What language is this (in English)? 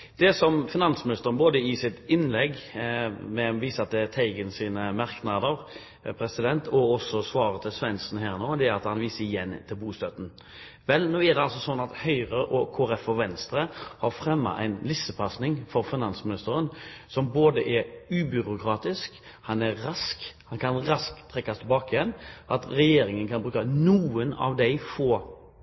Norwegian Bokmål